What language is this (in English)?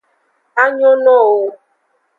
Aja (Benin)